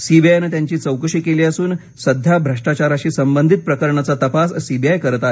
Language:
Marathi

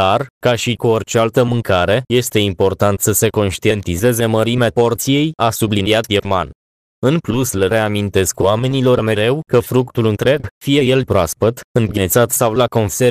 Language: Romanian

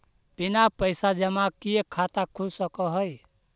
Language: Magahi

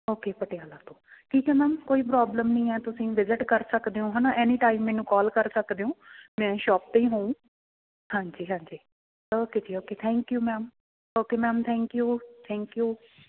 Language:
Punjabi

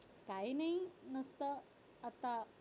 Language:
Marathi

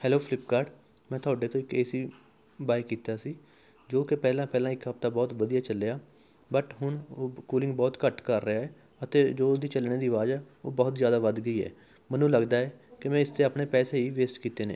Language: Punjabi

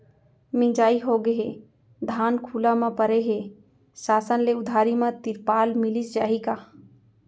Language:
Chhattisgarhi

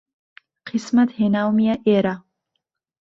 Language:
Central Kurdish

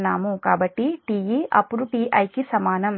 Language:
Telugu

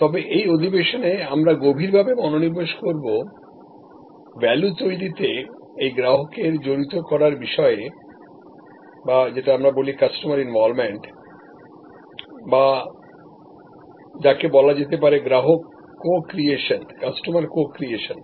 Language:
Bangla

